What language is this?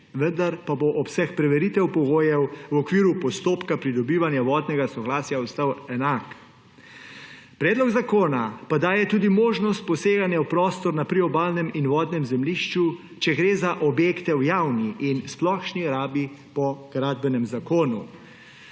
Slovenian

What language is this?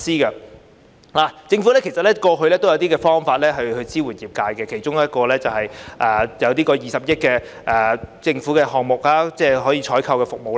Cantonese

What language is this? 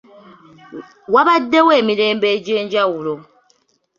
Ganda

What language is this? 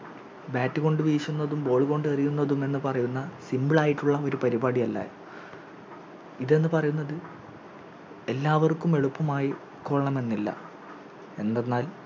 Malayalam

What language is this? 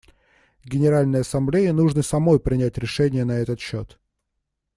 Russian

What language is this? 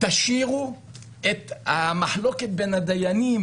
Hebrew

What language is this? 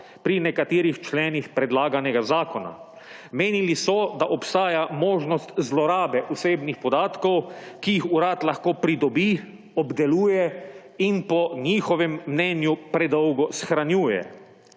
Slovenian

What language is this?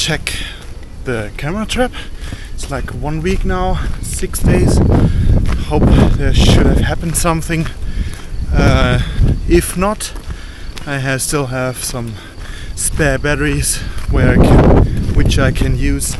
English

